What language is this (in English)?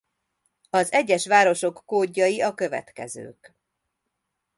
Hungarian